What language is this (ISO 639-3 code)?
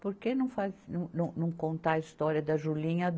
por